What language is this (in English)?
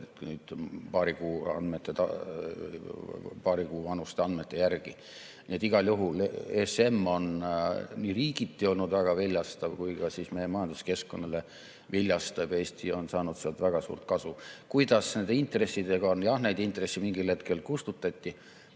Estonian